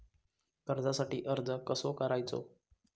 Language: Marathi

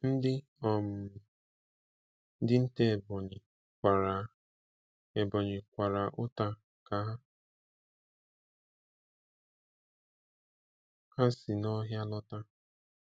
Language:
Igbo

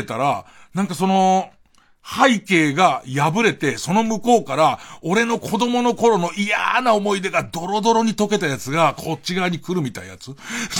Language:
Japanese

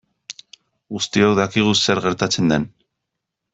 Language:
Basque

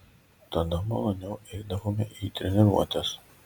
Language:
Lithuanian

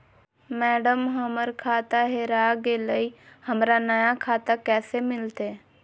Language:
Magahi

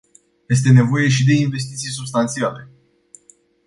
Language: Romanian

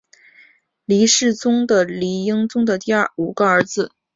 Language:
Chinese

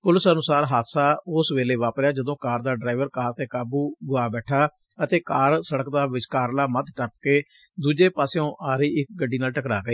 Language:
Punjabi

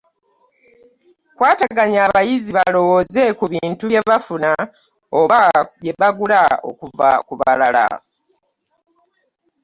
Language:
Ganda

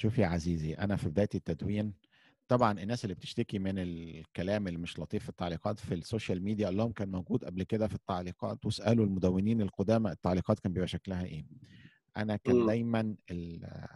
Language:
Arabic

